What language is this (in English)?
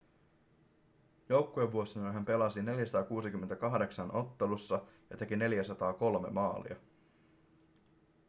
Finnish